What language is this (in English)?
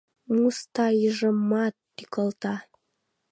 Mari